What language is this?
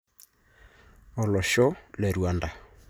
Masai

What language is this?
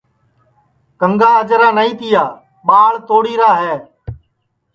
Sansi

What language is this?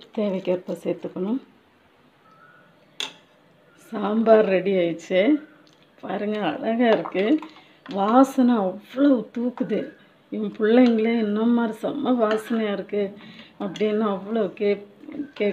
Romanian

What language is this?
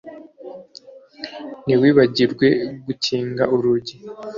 Kinyarwanda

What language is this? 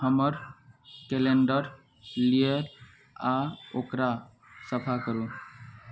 Maithili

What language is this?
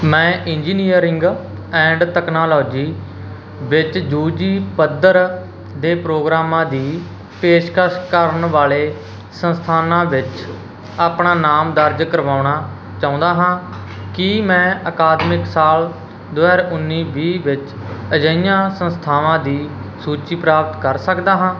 Punjabi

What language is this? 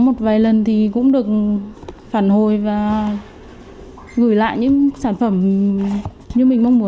Vietnamese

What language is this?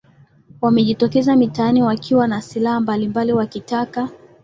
Swahili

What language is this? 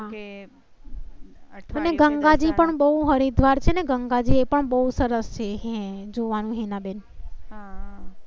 Gujarati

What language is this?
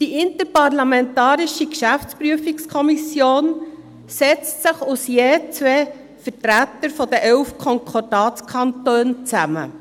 Swiss German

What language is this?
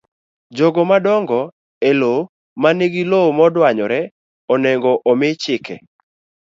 Luo (Kenya and Tanzania)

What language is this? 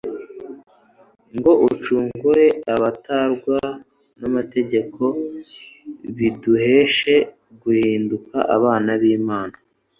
Kinyarwanda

